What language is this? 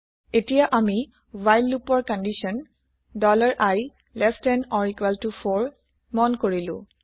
Assamese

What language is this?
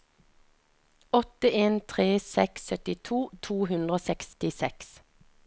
Norwegian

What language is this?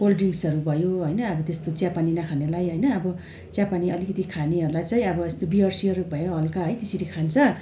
Nepali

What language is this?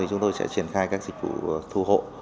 Vietnamese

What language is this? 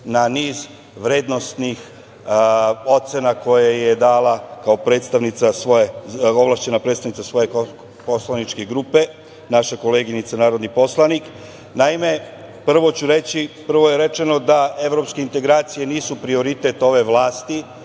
Serbian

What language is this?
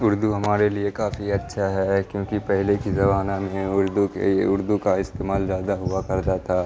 Urdu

